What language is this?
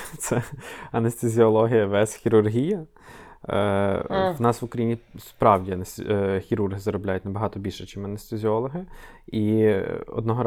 Ukrainian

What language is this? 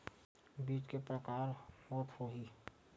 Chhattisgarhi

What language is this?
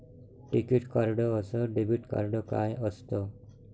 Marathi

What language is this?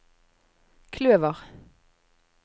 Norwegian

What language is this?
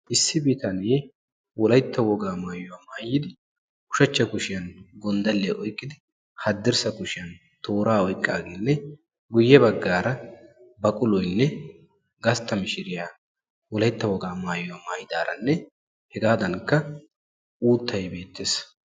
Wolaytta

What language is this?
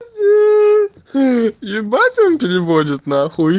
Russian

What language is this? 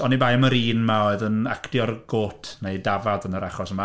Welsh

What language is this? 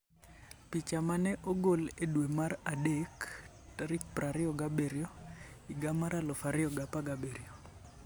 Luo (Kenya and Tanzania)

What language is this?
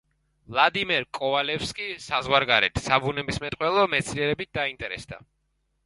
Georgian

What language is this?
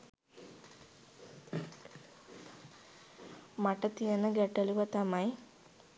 Sinhala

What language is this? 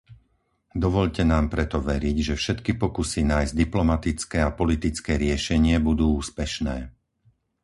Slovak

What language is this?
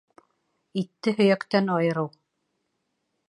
Bashkir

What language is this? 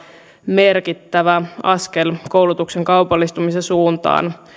Finnish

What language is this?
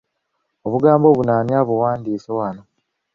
Ganda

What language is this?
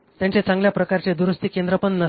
Marathi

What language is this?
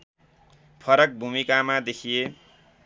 Nepali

